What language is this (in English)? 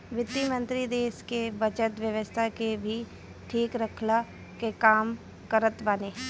Bhojpuri